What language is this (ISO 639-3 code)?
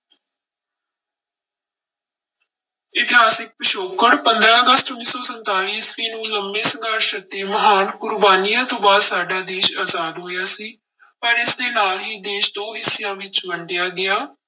pan